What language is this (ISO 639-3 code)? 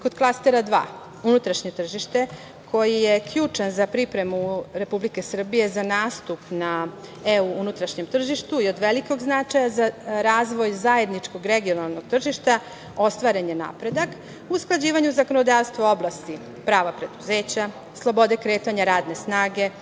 srp